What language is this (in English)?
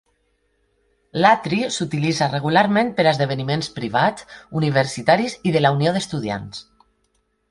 Catalan